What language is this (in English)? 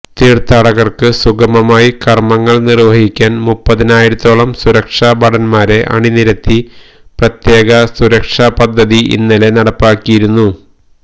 Malayalam